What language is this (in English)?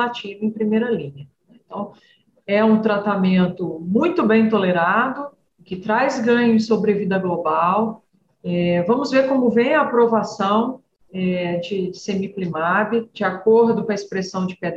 Portuguese